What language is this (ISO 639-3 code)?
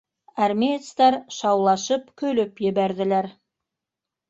bak